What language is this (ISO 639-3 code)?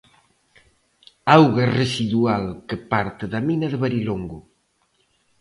glg